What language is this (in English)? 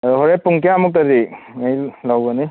Manipuri